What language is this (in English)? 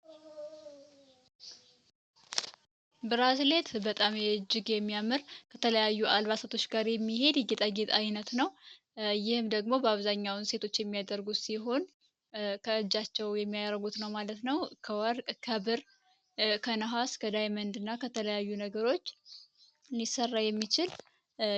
Amharic